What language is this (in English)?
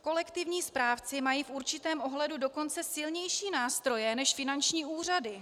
Czech